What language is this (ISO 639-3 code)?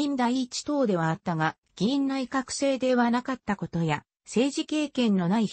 jpn